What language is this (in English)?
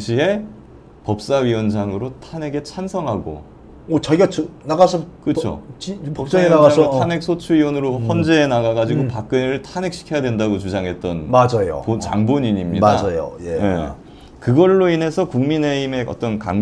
Korean